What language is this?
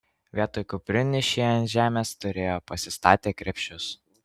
Lithuanian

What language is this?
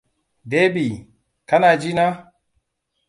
Hausa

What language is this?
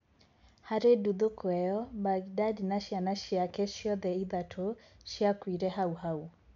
Kikuyu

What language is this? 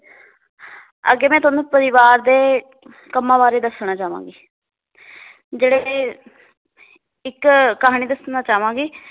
Punjabi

